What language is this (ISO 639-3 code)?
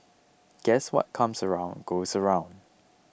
eng